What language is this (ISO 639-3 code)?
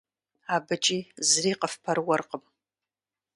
kbd